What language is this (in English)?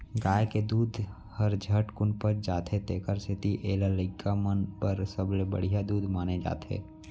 Chhattisgarhi